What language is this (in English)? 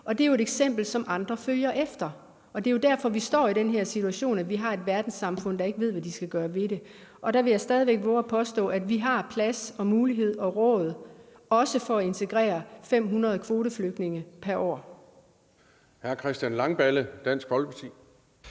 Danish